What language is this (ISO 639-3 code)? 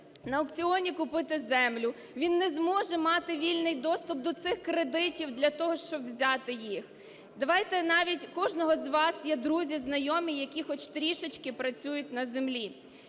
ukr